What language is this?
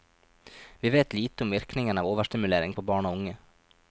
Norwegian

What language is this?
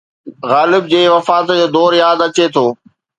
Sindhi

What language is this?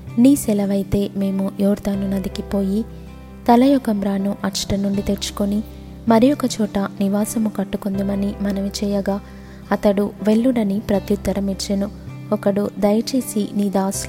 Telugu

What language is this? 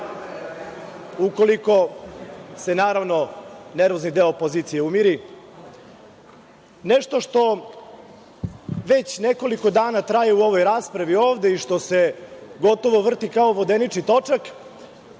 Serbian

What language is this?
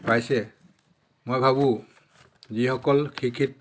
Assamese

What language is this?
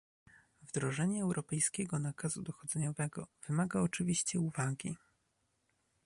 Polish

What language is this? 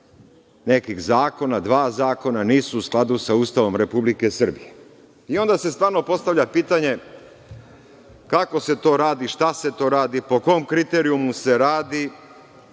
Serbian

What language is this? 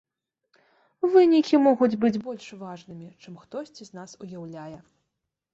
Belarusian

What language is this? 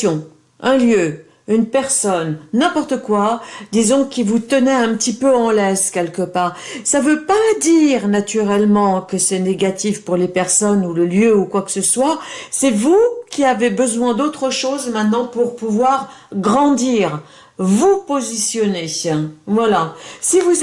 French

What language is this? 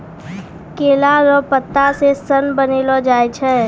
Maithili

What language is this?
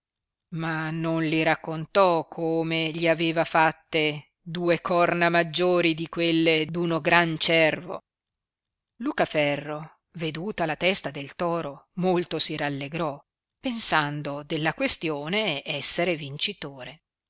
Italian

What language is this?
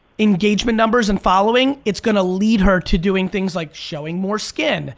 English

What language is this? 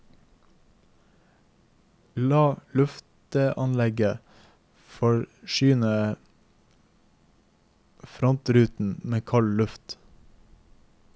Norwegian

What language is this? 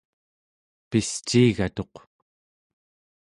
Central Yupik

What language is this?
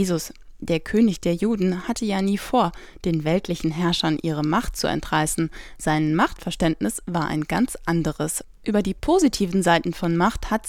German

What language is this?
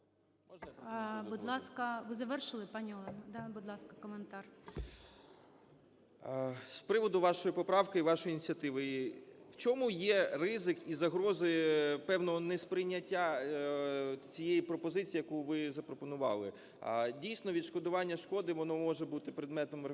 Ukrainian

